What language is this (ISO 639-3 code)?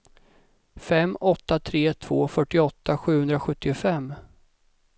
swe